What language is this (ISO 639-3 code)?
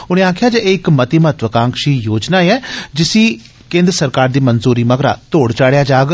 doi